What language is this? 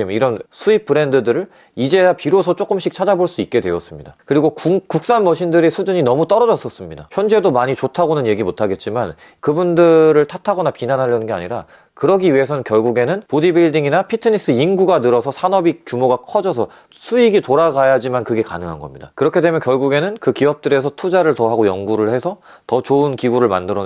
Korean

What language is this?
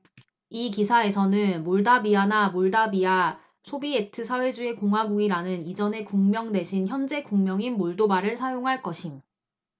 Korean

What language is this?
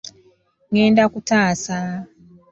Ganda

